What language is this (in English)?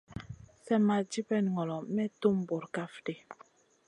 Masana